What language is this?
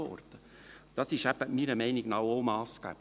Swiss German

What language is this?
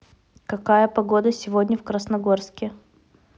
Russian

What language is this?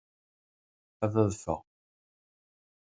Kabyle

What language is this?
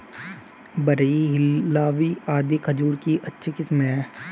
Hindi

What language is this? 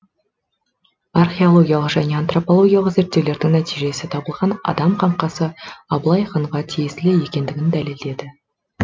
Kazakh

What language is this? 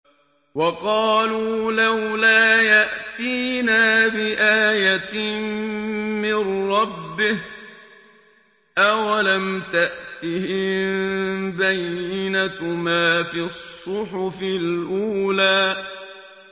Arabic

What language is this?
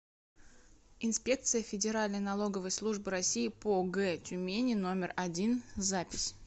Russian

